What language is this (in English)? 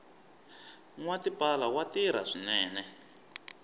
Tsonga